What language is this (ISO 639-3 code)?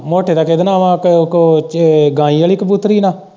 pan